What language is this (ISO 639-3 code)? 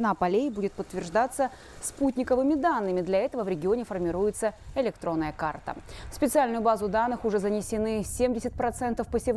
rus